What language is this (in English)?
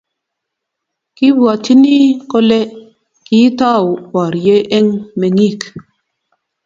Kalenjin